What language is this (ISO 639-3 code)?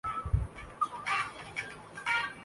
urd